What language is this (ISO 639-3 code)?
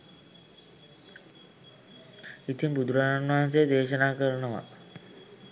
sin